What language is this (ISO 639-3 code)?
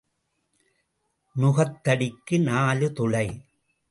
tam